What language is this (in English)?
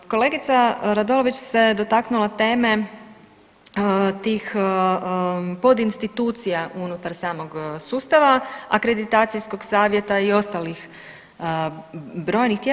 Croatian